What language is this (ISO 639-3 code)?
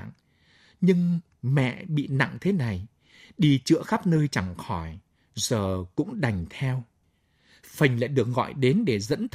vie